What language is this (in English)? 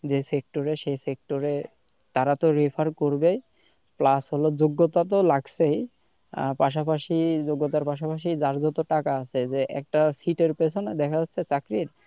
Bangla